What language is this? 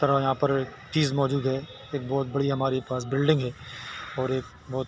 Urdu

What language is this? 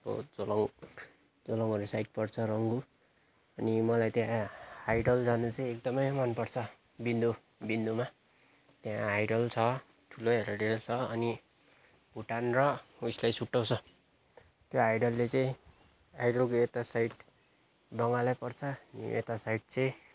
Nepali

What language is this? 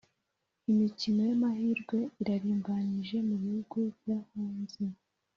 Kinyarwanda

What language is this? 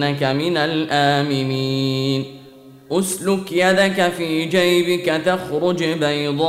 Arabic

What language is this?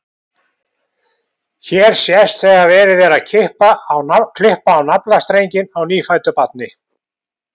Icelandic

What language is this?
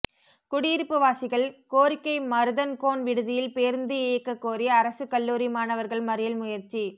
Tamil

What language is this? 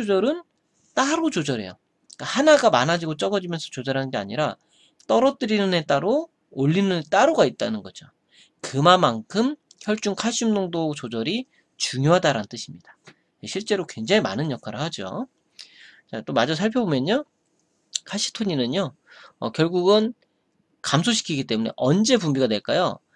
Korean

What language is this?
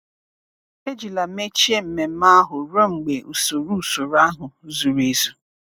Igbo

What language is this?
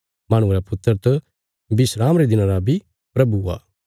Bilaspuri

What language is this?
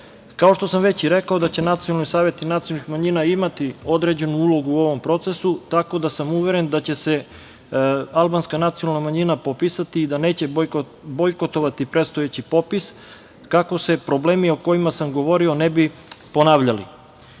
Serbian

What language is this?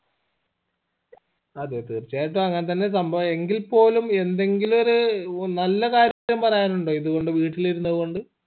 Malayalam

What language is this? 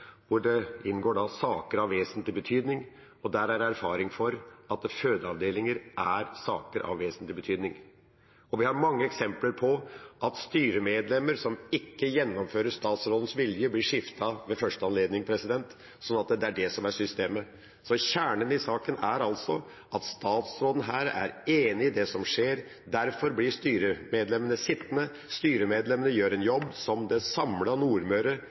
Norwegian Bokmål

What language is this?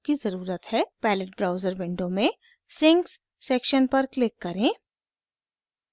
Hindi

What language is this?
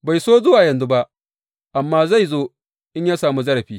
Hausa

